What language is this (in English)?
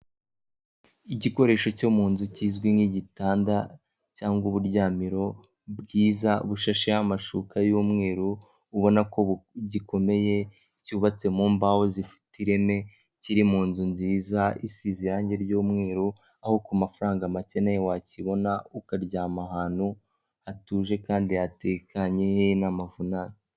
Kinyarwanda